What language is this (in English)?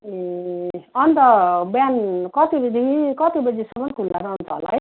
Nepali